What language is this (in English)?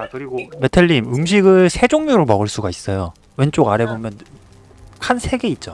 Korean